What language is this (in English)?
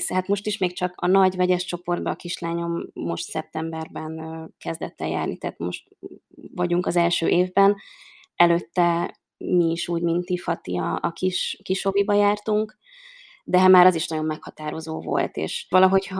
Hungarian